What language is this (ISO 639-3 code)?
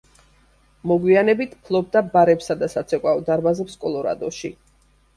kat